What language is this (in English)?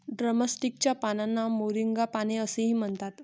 Marathi